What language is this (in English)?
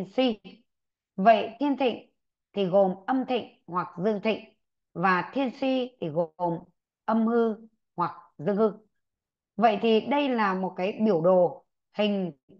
Vietnamese